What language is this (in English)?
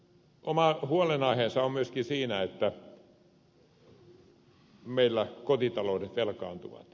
Finnish